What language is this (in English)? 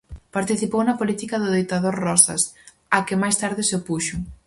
Galician